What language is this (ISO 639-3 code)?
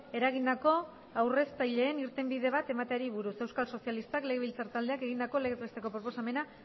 eus